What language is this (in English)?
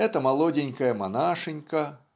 Russian